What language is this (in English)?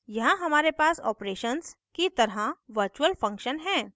Hindi